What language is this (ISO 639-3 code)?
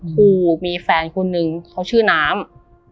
tha